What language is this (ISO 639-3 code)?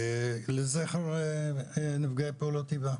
heb